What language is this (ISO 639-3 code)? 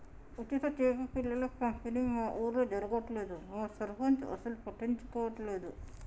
tel